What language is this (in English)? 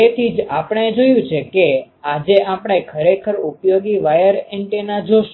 Gujarati